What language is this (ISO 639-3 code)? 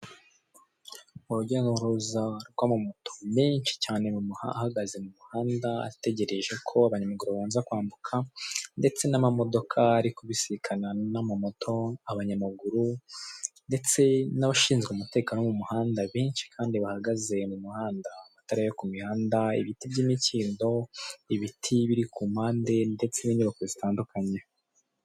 kin